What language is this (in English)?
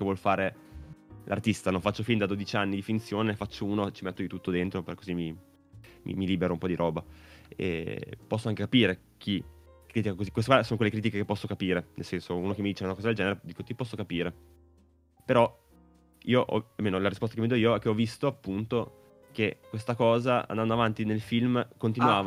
Italian